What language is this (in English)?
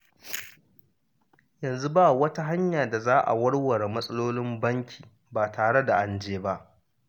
Hausa